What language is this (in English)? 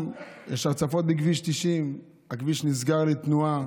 Hebrew